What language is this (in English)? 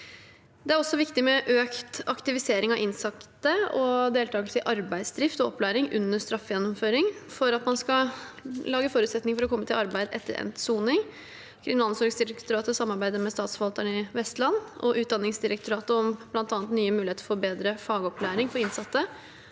Norwegian